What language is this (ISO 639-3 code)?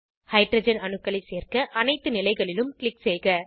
tam